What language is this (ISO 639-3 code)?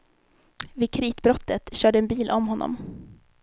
swe